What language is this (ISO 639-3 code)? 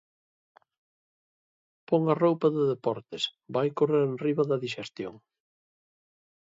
glg